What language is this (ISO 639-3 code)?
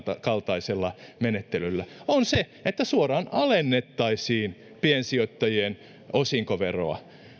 fin